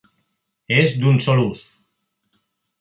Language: Catalan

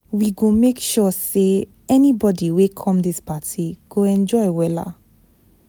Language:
Nigerian Pidgin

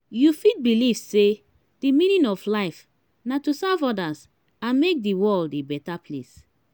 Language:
Nigerian Pidgin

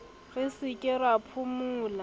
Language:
Southern Sotho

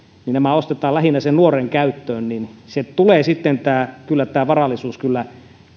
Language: Finnish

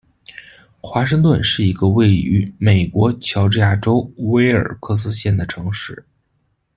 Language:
Chinese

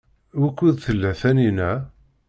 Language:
Kabyle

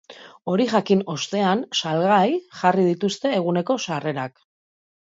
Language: Basque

